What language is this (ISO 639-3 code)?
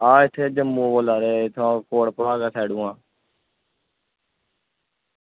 doi